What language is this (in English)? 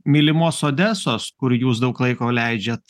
Lithuanian